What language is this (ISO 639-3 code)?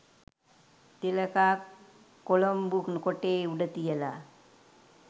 sin